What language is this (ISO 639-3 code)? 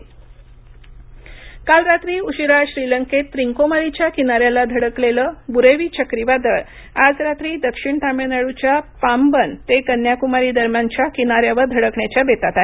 mar